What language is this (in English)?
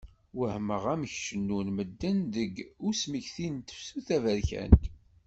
Kabyle